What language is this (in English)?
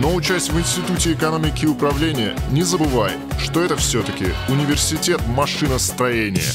Russian